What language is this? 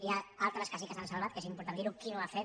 Catalan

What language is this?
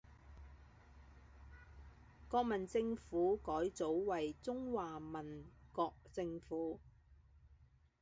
Chinese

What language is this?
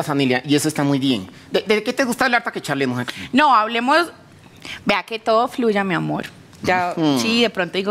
Spanish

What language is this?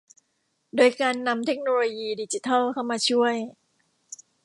Thai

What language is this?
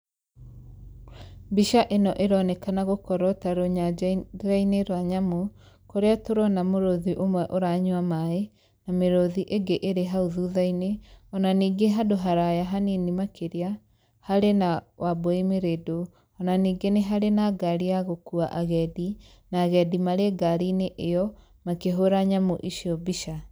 Kikuyu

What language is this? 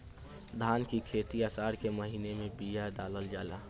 Bhojpuri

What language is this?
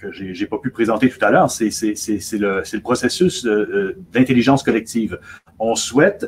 French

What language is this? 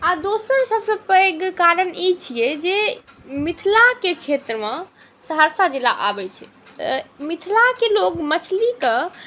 Maithili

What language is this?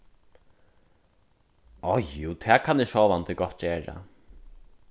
Faroese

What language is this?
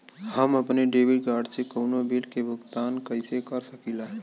Bhojpuri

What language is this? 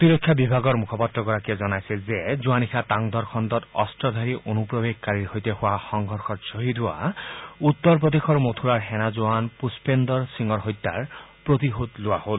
Assamese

